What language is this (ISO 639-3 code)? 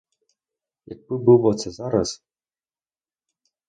ukr